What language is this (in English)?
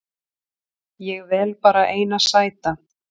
Icelandic